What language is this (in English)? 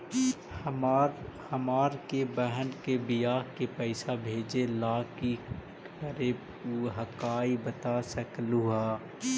Magahi